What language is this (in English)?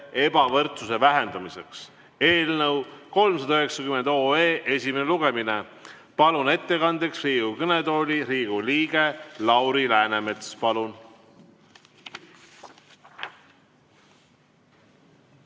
Estonian